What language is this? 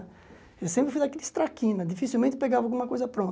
Portuguese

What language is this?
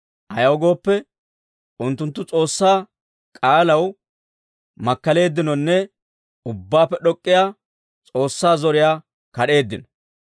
Dawro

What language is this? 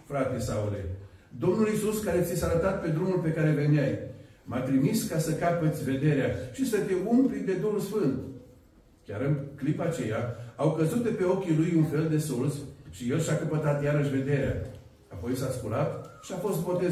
Romanian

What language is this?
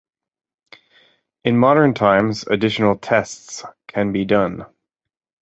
English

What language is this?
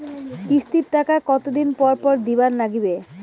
Bangla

